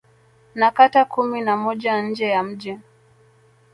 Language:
Swahili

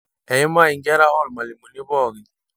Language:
Masai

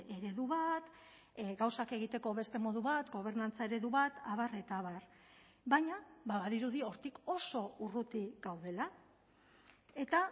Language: Basque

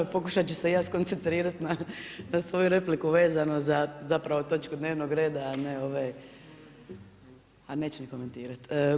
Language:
Croatian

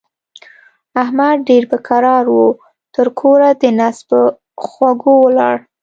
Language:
Pashto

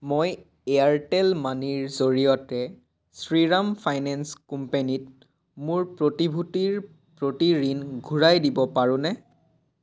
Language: Assamese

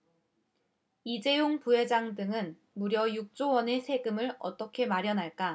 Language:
Korean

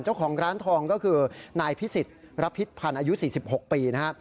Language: Thai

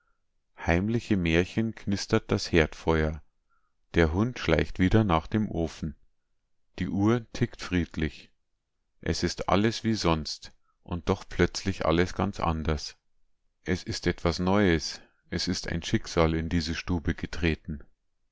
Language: German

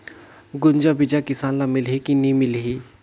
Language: Chhattisgarhi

